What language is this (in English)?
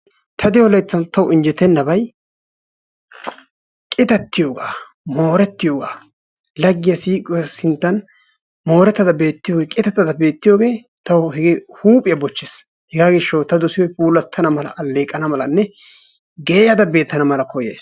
Wolaytta